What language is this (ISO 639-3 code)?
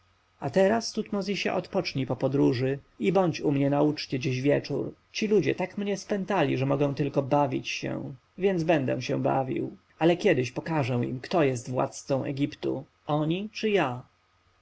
pol